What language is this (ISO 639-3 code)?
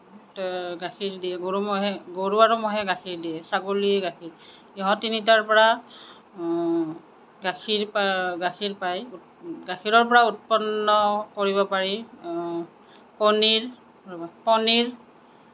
asm